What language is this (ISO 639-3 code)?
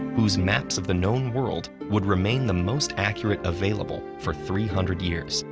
eng